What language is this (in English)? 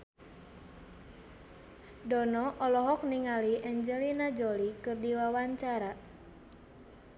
Sundanese